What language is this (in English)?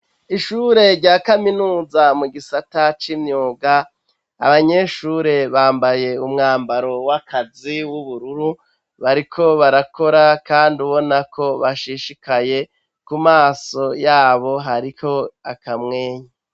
Rundi